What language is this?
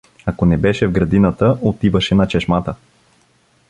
Bulgarian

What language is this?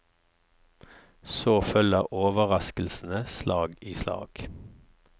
Norwegian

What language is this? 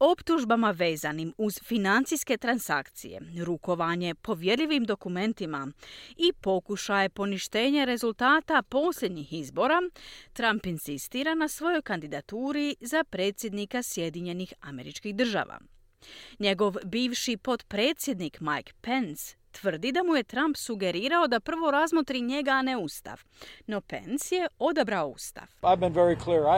Croatian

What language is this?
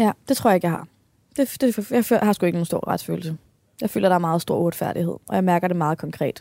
Danish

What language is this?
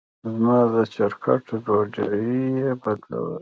Pashto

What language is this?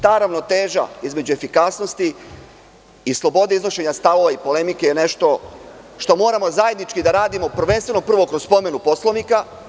Serbian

